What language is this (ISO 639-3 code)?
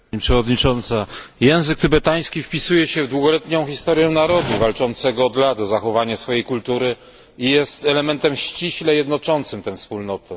pol